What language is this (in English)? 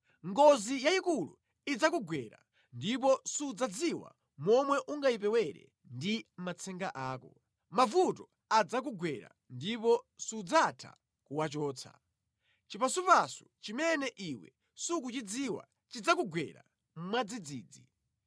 Nyanja